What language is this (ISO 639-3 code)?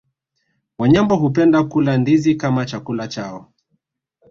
swa